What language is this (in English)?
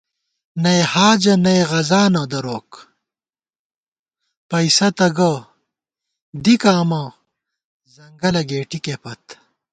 Gawar-Bati